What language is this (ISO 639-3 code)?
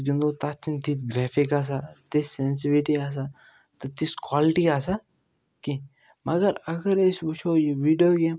kas